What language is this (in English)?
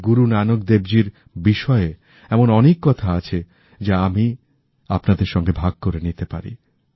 Bangla